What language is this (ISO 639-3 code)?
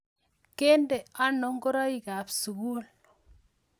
kln